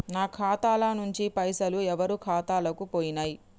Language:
Telugu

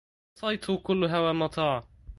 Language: Arabic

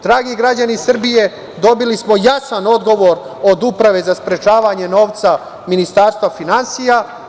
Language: Serbian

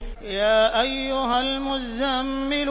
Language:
Arabic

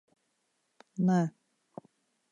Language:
Latvian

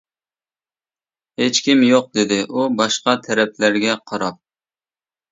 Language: Uyghur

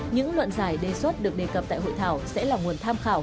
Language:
Vietnamese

